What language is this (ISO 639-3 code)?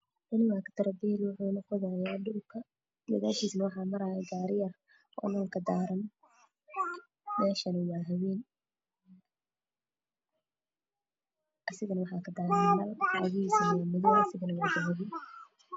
som